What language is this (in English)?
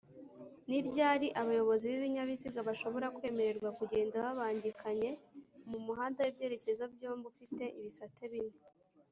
Kinyarwanda